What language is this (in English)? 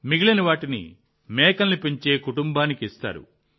Telugu